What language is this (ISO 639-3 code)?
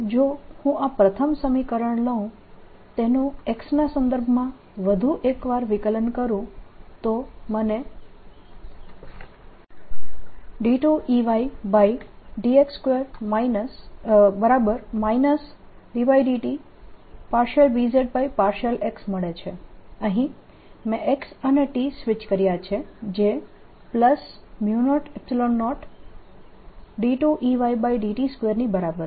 guj